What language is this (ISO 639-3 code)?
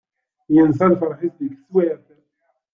kab